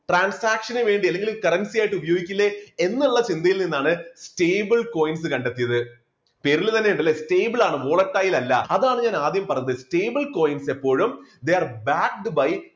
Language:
Malayalam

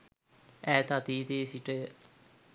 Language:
Sinhala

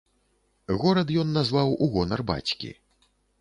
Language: Belarusian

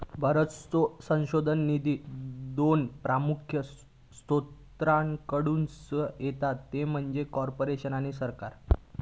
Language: Marathi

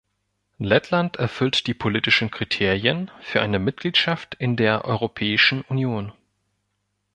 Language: German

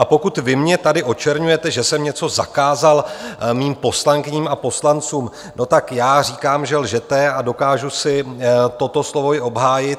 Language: Czech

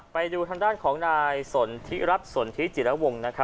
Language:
Thai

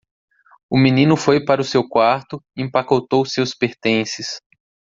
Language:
Portuguese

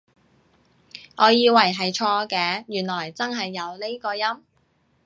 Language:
Cantonese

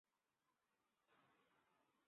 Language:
Bangla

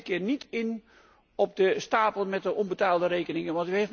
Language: Dutch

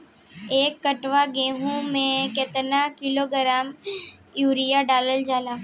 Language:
Bhojpuri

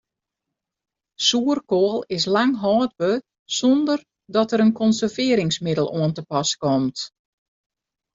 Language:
Western Frisian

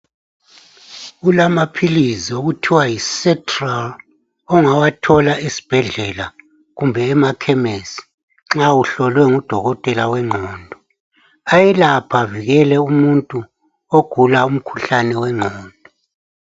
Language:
North Ndebele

